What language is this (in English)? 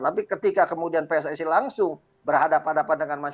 Indonesian